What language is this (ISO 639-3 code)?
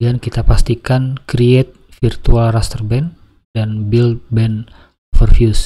ind